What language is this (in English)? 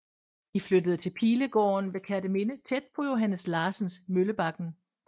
Danish